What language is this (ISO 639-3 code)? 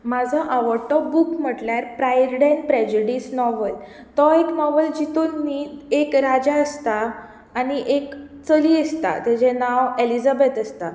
kok